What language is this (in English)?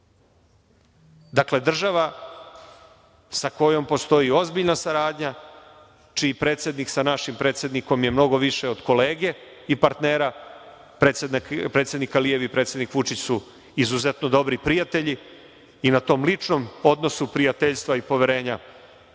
Serbian